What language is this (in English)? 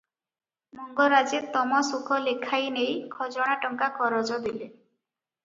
Odia